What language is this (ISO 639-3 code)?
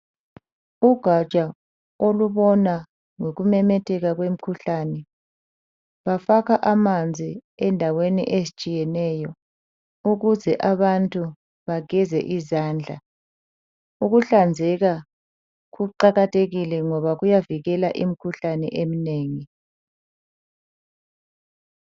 nde